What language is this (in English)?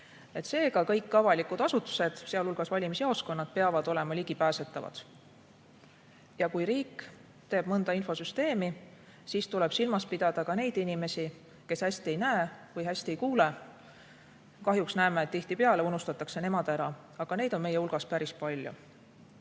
Estonian